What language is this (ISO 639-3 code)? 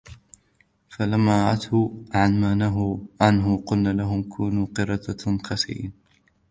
ara